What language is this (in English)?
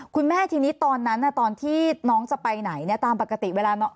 Thai